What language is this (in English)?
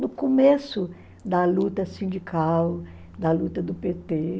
Portuguese